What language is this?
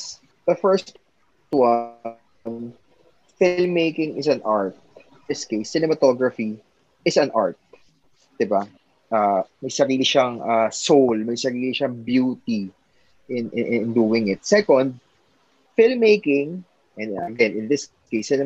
Filipino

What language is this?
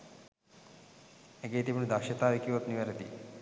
Sinhala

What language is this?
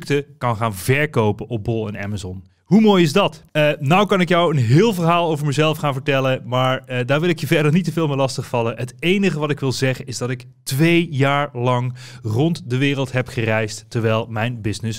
Dutch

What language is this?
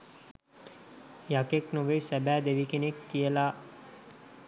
Sinhala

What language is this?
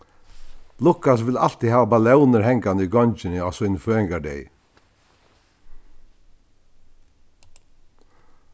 Faroese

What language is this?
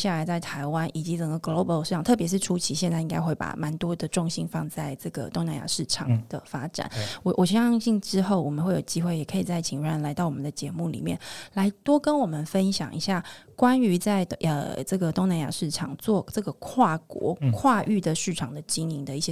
Chinese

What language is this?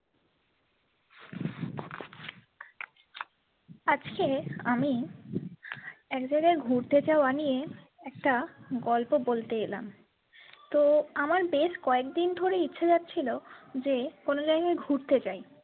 Bangla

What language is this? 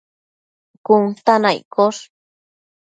Matsés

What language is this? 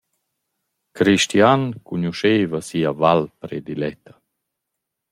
Romansh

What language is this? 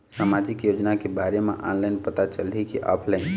Chhattisgarhi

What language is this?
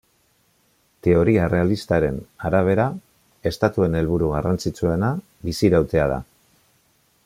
Basque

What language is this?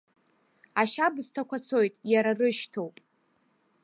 Abkhazian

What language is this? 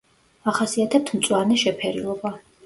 Georgian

